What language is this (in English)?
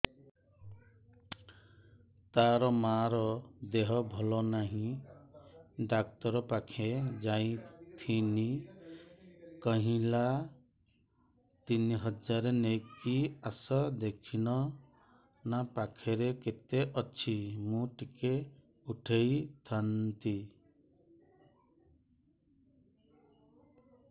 Odia